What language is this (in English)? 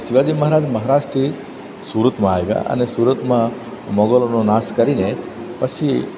Gujarati